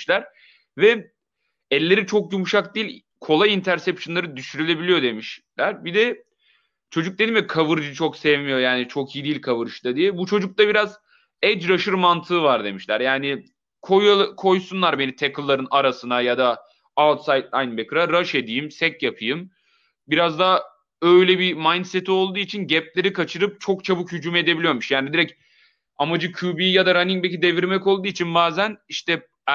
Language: Turkish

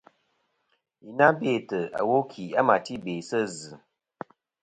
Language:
Kom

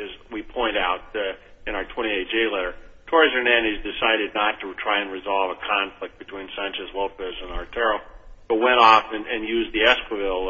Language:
English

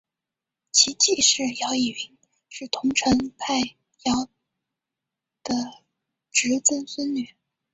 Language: Chinese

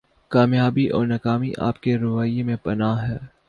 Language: Urdu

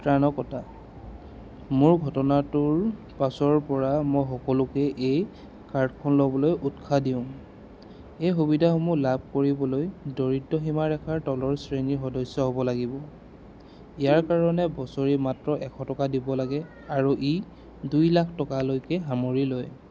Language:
Assamese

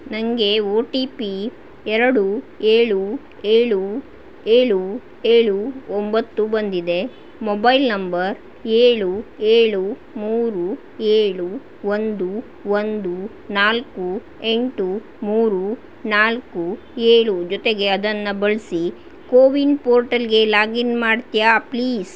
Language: Kannada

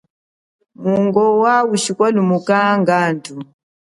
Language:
Chokwe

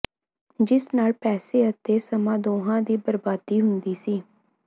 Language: Punjabi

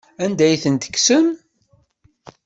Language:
Kabyle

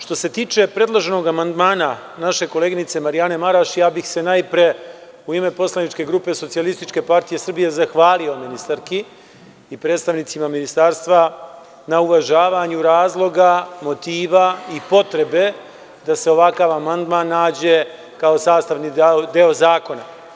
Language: Serbian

